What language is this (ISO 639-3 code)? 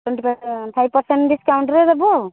ori